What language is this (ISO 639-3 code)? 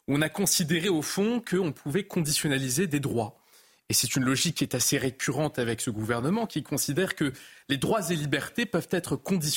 fra